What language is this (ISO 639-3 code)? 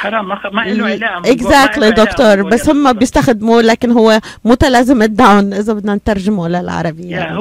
ara